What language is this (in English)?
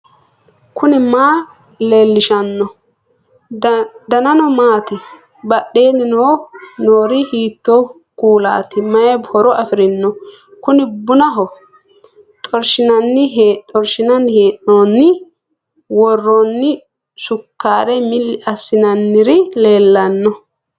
Sidamo